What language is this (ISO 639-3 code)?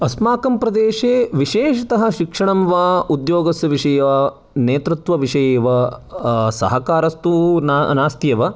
san